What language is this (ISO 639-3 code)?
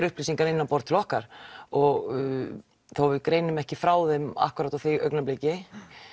isl